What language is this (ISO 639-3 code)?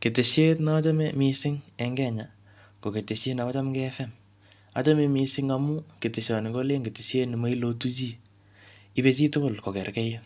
kln